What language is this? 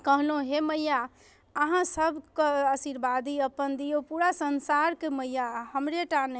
Maithili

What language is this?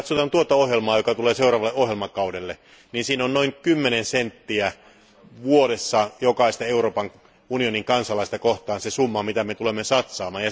Finnish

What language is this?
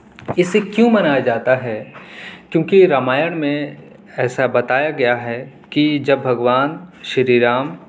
Urdu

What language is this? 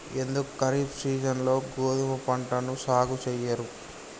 Telugu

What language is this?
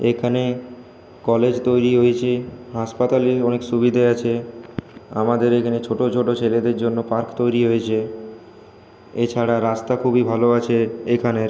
Bangla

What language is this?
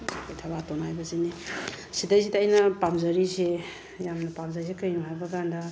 Manipuri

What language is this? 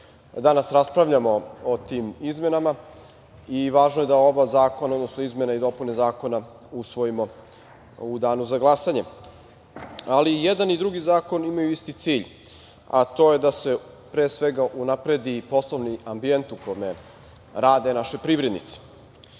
Serbian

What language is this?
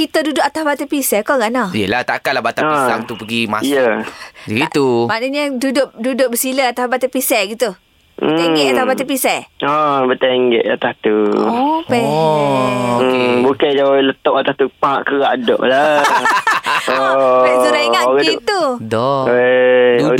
Malay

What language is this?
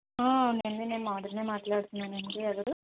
Telugu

